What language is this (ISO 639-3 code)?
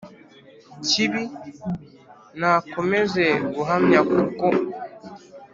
kin